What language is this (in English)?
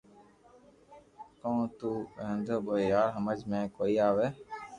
Loarki